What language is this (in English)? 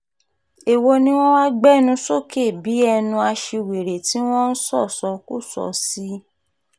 Yoruba